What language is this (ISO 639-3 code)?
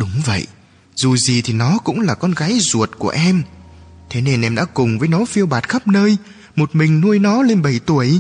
vie